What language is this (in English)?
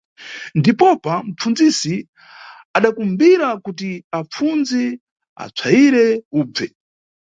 Nyungwe